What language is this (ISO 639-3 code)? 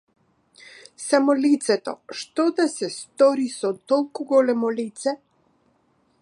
mkd